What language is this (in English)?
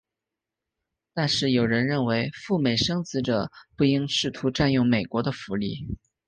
Chinese